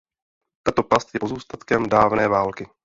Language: Czech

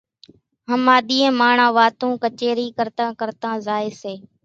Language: Kachi Koli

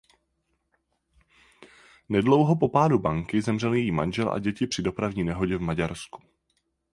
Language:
Czech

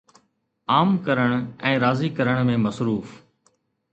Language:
Sindhi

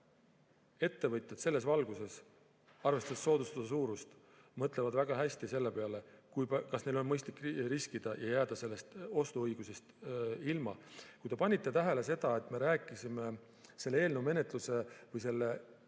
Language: Estonian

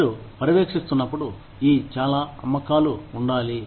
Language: Telugu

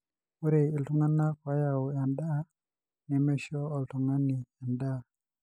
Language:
Masai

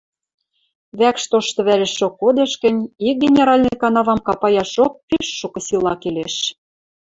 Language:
Western Mari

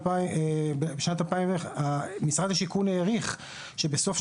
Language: Hebrew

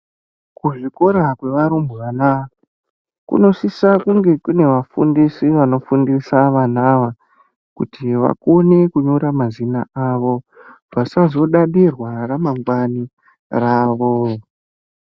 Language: Ndau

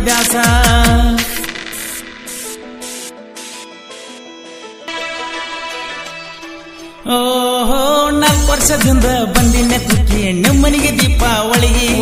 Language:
Romanian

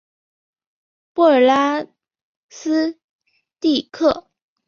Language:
Chinese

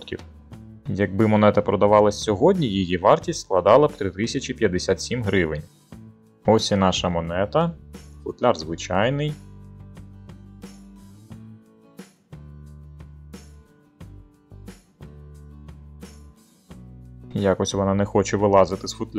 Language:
Ukrainian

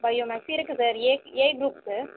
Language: Tamil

